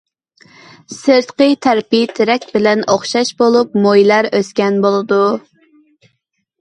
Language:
Uyghur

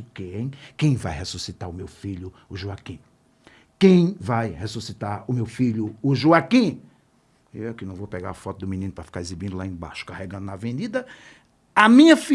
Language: Portuguese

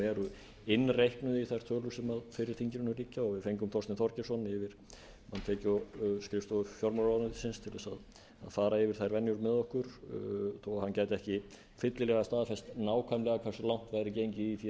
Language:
Icelandic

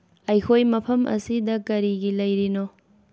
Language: Manipuri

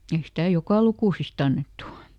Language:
Finnish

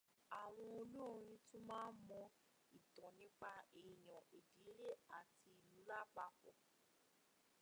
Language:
Yoruba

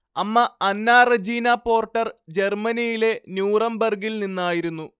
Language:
Malayalam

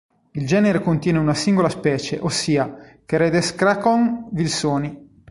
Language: Italian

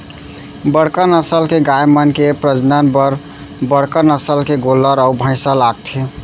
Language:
Chhattisgarhi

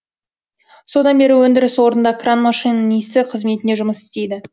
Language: Kazakh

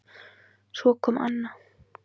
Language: Icelandic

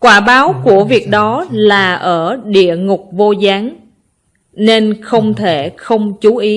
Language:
Vietnamese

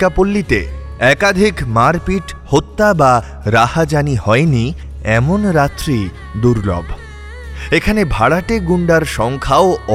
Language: Bangla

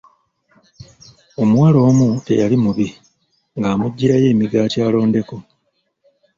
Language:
Ganda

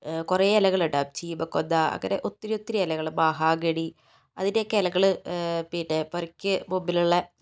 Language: Malayalam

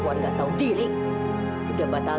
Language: Indonesian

